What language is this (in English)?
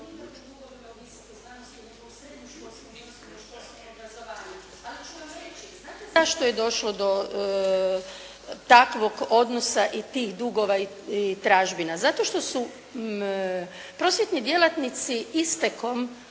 Croatian